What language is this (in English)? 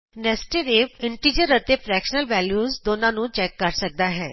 Punjabi